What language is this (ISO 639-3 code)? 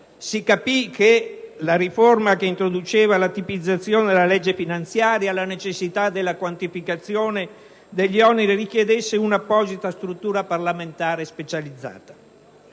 ita